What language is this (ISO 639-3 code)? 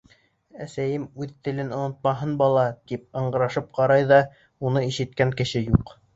bak